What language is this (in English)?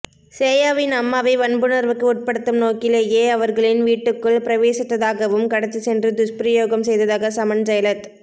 Tamil